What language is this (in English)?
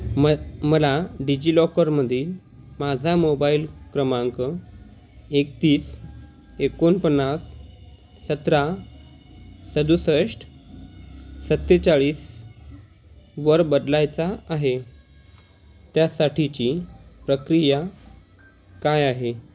Marathi